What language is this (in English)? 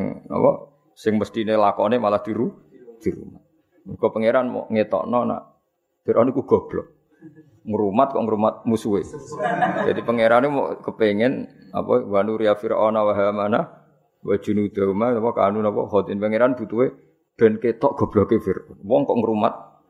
Malay